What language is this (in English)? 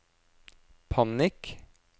Norwegian